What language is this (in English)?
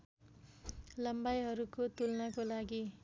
Nepali